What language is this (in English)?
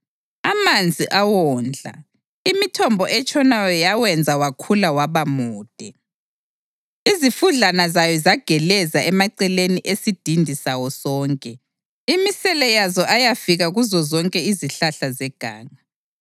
North Ndebele